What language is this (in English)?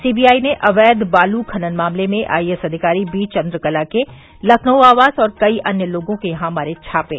Hindi